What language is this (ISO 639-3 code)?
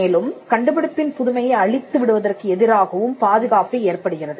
tam